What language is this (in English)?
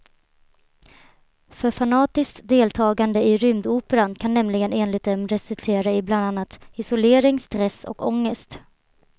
Swedish